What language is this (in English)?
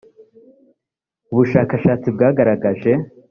Kinyarwanda